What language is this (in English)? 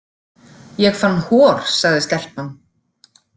Icelandic